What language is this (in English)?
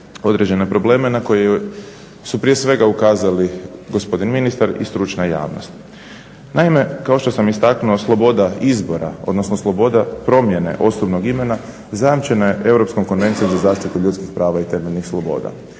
Croatian